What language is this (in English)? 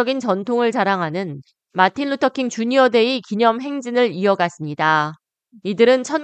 Korean